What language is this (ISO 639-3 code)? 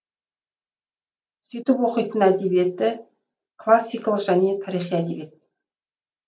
kaz